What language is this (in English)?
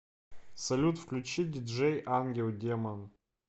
Russian